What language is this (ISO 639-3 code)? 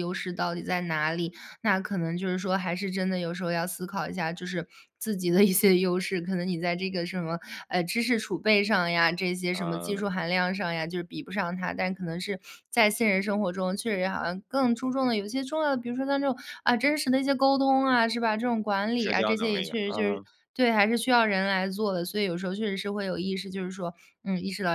zho